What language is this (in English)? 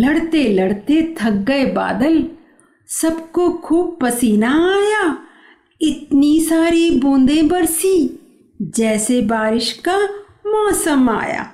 Hindi